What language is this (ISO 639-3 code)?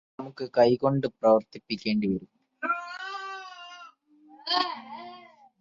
mal